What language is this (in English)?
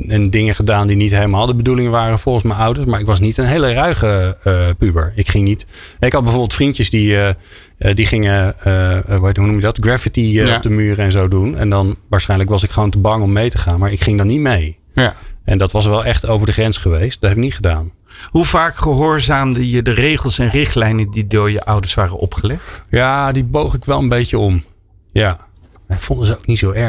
Dutch